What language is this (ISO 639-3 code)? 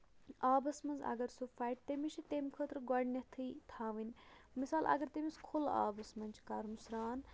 kas